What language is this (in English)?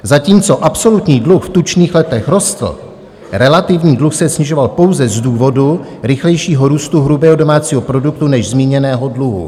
Czech